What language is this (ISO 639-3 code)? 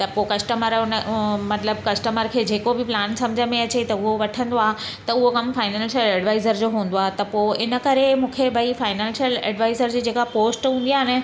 snd